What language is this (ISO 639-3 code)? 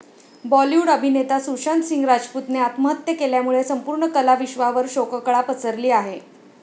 mar